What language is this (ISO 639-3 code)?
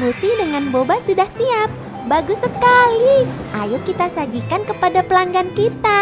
ind